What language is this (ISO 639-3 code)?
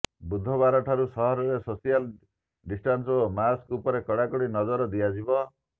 ori